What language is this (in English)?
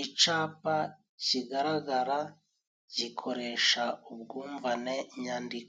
Kinyarwanda